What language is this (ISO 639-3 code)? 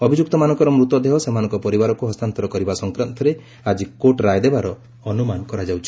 ori